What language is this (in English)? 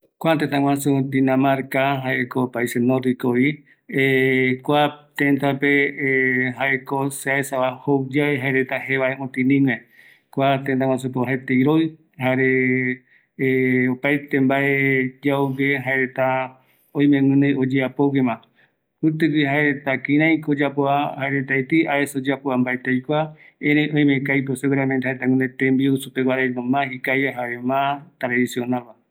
Eastern Bolivian Guaraní